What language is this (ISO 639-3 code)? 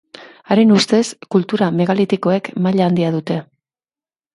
eus